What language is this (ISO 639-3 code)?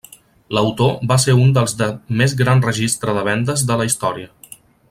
cat